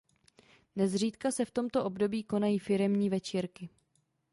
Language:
Czech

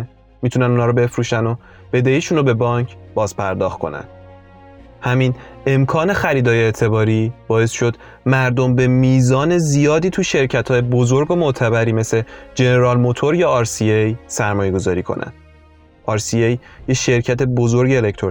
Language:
Persian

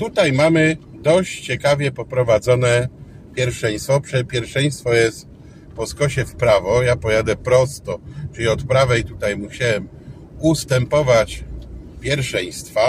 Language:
Polish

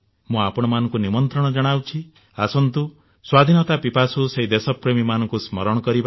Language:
Odia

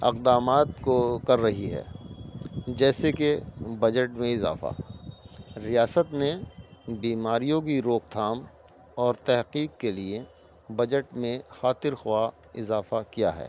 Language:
Urdu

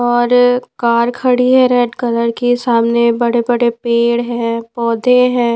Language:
Hindi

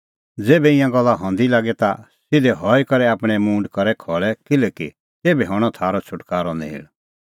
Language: Kullu Pahari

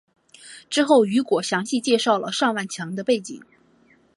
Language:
Chinese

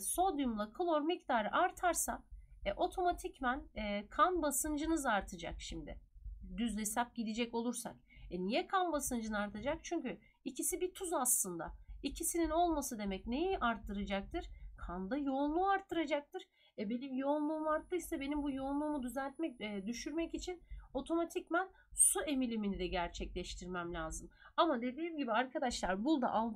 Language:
Turkish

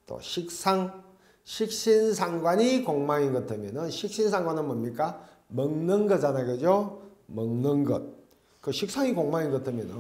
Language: Korean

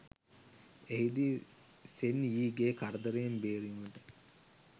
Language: Sinhala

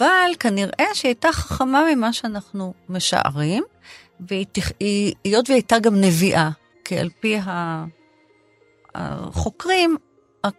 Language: Hebrew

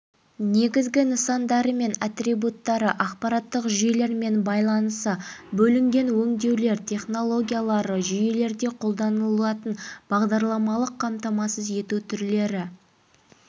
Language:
Kazakh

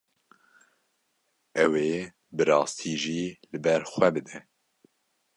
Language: Kurdish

